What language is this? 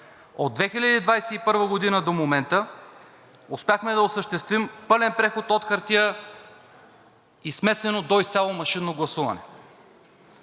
Bulgarian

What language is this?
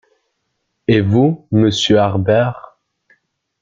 French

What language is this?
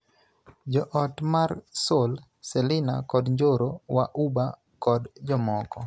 Luo (Kenya and Tanzania)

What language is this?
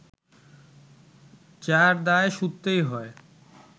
Bangla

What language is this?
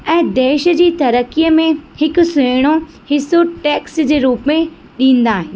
Sindhi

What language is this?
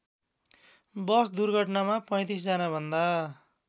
Nepali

